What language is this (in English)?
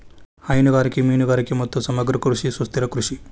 Kannada